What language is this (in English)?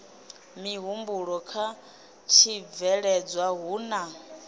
Venda